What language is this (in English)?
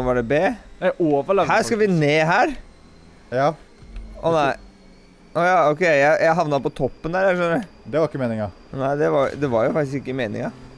Norwegian